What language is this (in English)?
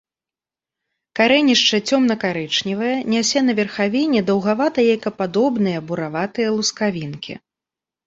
Belarusian